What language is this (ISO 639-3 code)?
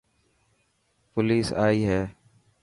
mki